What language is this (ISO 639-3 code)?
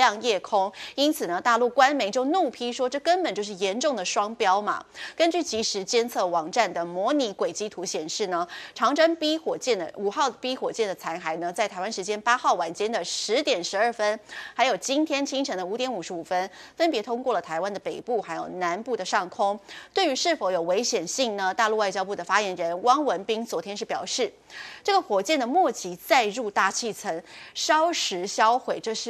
zho